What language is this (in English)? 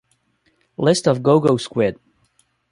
English